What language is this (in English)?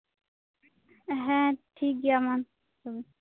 Santali